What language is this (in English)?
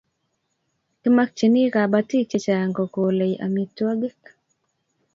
Kalenjin